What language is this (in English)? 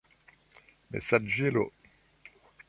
Esperanto